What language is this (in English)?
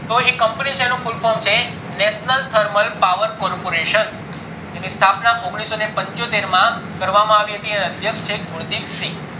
Gujarati